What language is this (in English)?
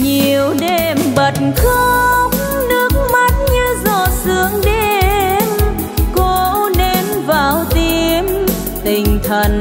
Vietnamese